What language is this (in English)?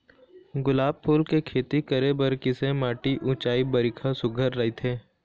Chhattisgarhi